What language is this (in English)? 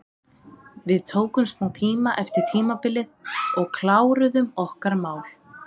Icelandic